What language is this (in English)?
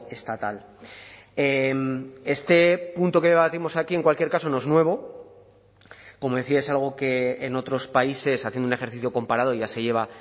Spanish